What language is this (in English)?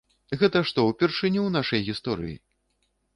Belarusian